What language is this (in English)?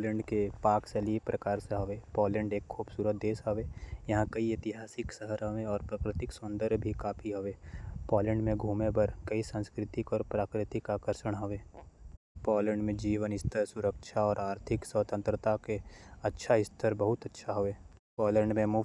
Korwa